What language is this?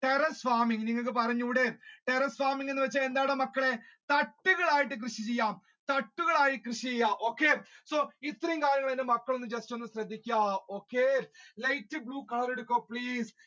Malayalam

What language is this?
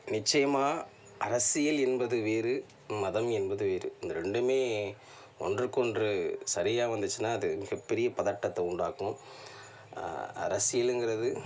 Tamil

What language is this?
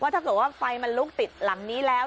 Thai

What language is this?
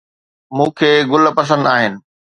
Sindhi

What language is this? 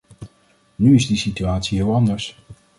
Dutch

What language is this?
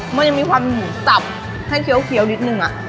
Thai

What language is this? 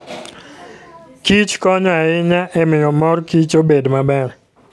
Luo (Kenya and Tanzania)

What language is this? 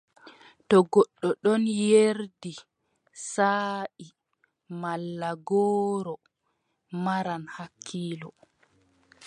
Adamawa Fulfulde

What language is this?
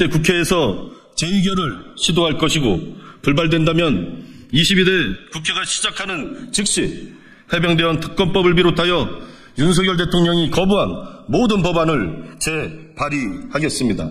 Korean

